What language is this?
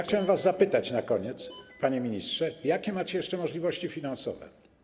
Polish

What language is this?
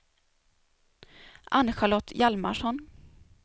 Swedish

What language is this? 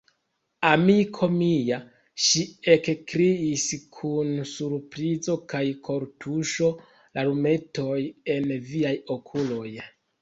Esperanto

